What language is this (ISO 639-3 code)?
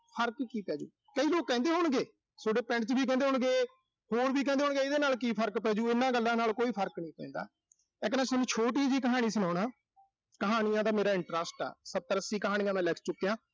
pan